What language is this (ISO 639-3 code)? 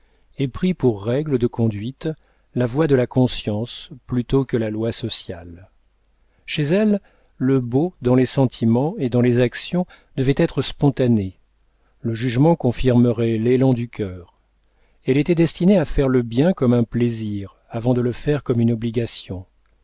fra